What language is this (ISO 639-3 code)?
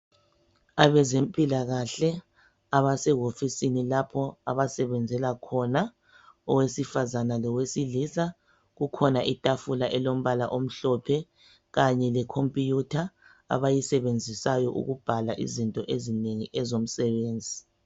nde